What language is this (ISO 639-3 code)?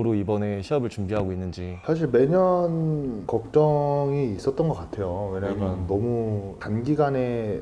kor